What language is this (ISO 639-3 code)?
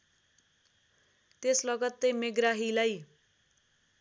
nep